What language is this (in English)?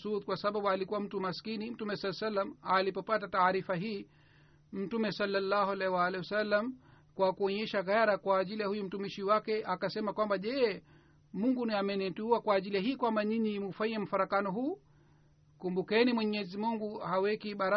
Swahili